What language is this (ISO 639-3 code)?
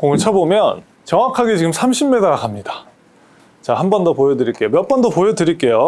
kor